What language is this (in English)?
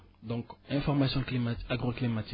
Wolof